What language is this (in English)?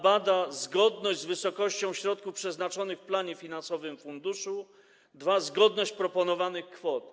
Polish